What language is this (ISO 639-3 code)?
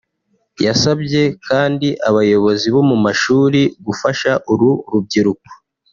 kin